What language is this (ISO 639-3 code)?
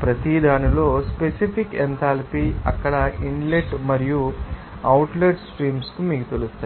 tel